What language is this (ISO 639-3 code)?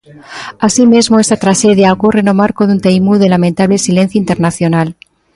glg